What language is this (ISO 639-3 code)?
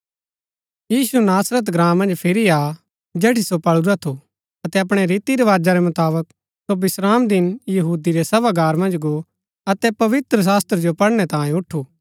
gbk